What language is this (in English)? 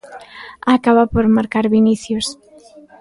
Galician